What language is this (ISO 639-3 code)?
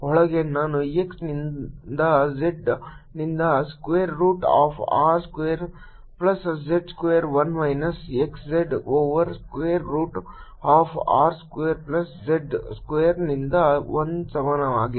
kan